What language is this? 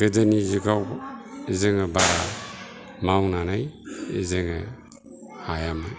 Bodo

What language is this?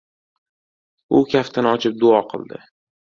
Uzbek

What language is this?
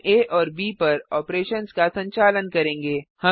Hindi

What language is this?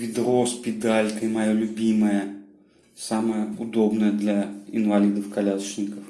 Russian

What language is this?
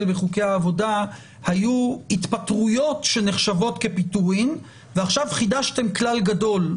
Hebrew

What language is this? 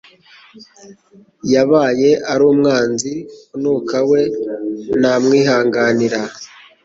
Kinyarwanda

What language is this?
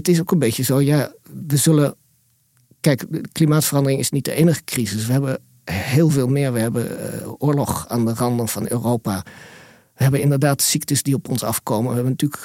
Dutch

